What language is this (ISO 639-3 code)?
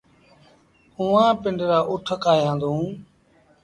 sbn